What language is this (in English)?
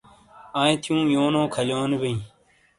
Shina